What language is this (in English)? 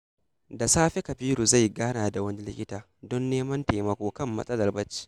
Hausa